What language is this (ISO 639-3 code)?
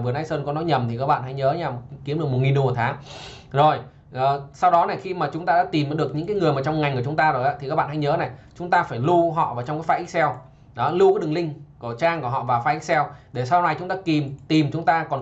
vie